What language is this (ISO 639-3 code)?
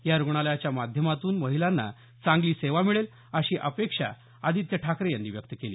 mar